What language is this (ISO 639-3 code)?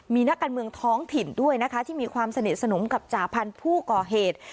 tha